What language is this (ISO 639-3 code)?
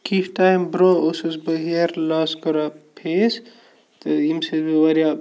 kas